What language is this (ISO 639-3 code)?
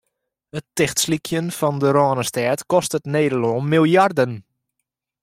fry